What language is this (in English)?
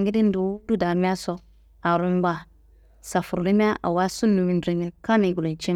Kanembu